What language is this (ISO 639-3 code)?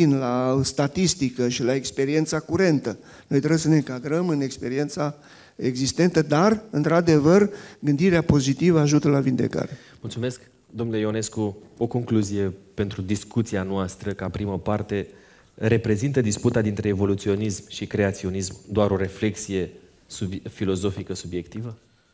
ron